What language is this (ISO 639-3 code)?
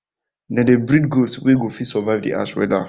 pcm